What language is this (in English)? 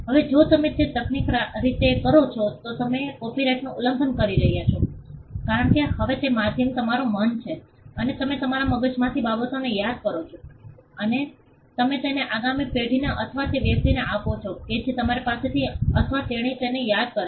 Gujarati